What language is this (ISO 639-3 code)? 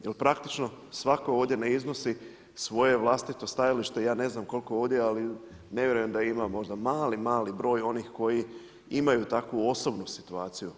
hrv